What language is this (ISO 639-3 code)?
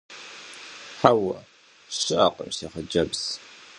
kbd